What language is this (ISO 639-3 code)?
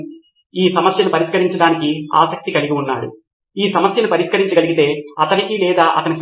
tel